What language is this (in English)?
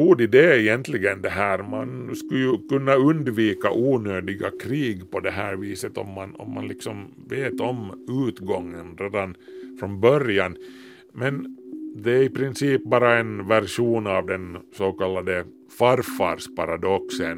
Swedish